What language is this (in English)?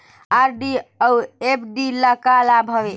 Chhattisgarhi